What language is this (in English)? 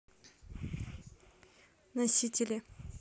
Russian